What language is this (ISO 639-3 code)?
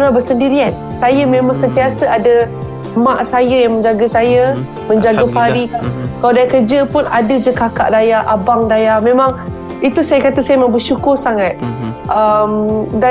msa